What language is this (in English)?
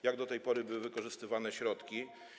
Polish